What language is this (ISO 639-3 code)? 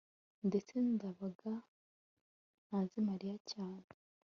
kin